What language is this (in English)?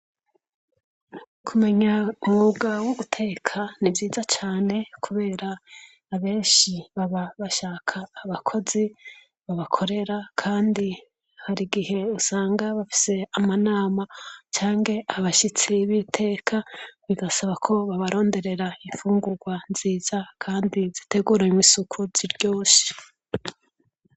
Rundi